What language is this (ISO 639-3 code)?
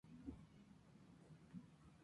spa